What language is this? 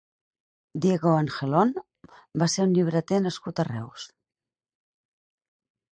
Catalan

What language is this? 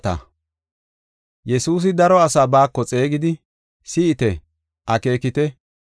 Gofa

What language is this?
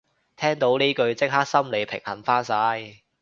Cantonese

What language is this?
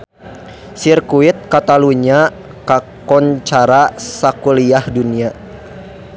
Sundanese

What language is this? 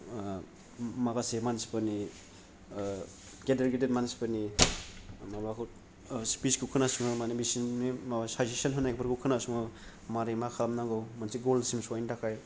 Bodo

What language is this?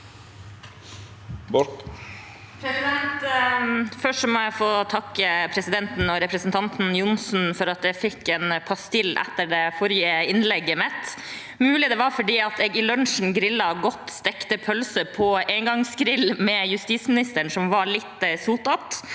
Norwegian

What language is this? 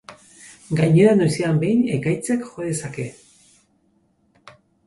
Basque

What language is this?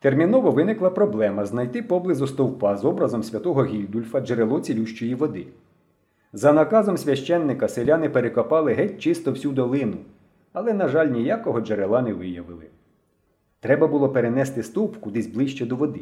Ukrainian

